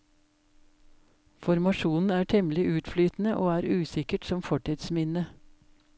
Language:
Norwegian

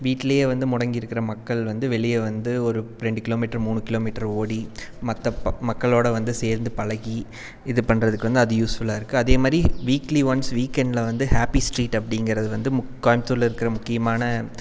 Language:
Tamil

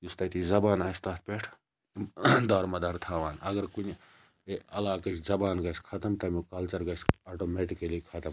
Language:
Kashmiri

